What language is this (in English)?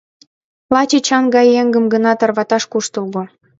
Mari